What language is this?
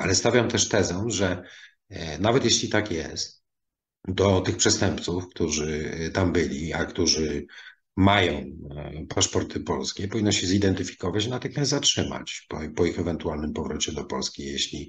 Polish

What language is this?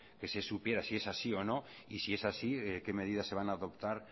Spanish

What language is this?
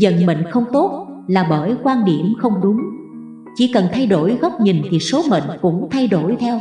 Vietnamese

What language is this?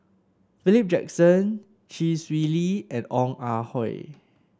English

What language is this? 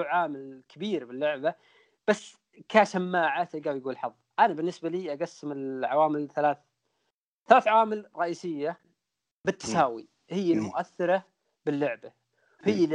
Arabic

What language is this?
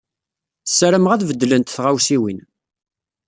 Kabyle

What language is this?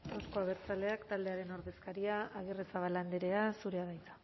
Basque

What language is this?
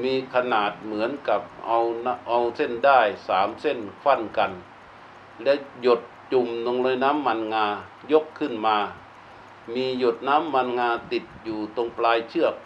Thai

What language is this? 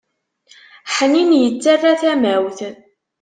Kabyle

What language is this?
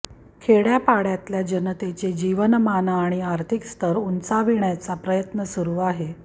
Marathi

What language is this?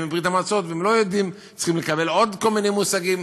Hebrew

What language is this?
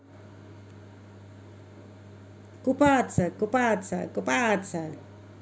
Russian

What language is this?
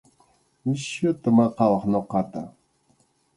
Arequipa-La Unión Quechua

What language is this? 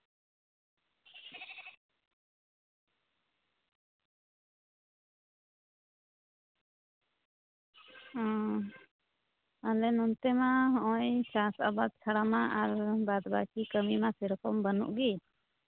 Santali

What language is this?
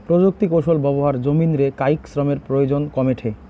Bangla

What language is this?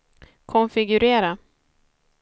Swedish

